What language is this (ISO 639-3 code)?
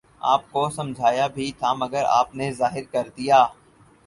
urd